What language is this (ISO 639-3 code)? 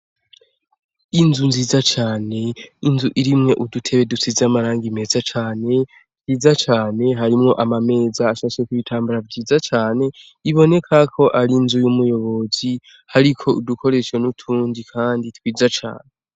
run